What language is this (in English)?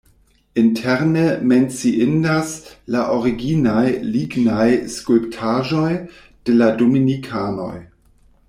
Esperanto